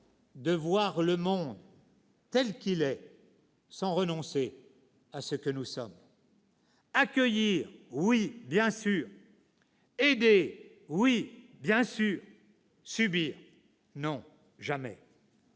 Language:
French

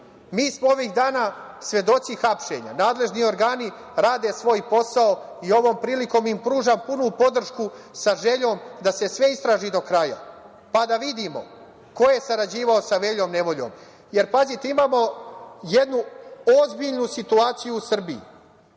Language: Serbian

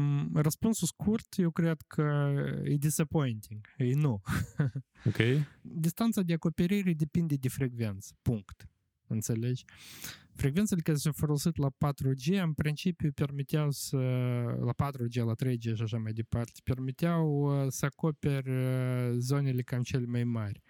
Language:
Romanian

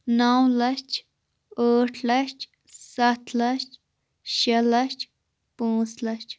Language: Kashmiri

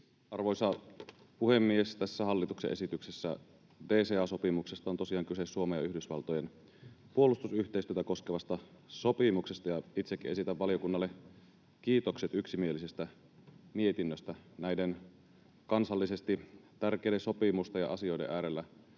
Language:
Finnish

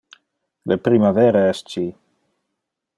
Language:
Interlingua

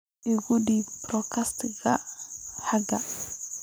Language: Somali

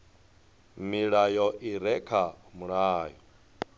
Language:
Venda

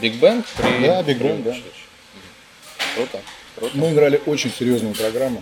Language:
Russian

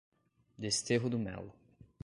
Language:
Portuguese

